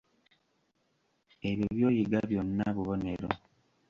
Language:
Ganda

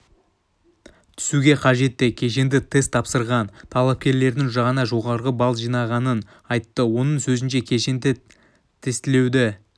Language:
Kazakh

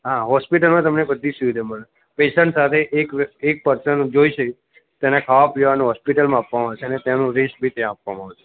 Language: Gujarati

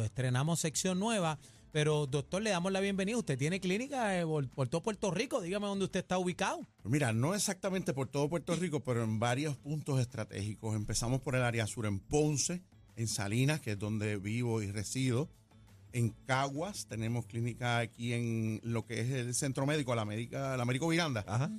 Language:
Spanish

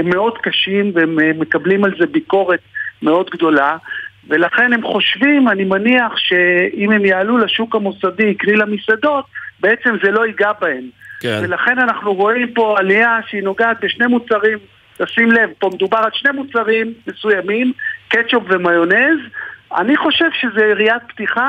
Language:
Hebrew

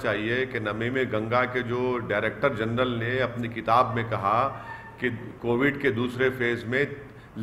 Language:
Hindi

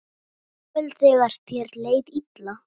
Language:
Icelandic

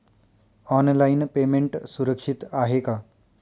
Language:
Marathi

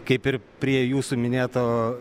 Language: Lithuanian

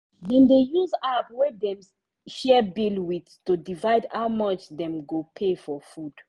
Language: Nigerian Pidgin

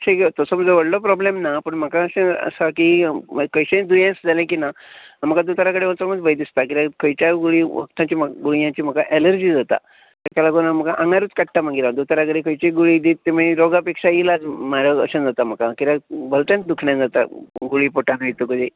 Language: Konkani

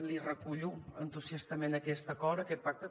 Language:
Catalan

